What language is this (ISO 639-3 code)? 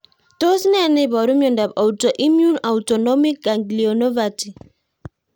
kln